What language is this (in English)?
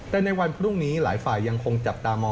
Thai